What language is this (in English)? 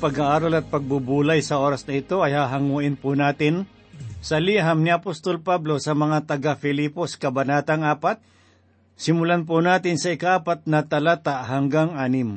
Filipino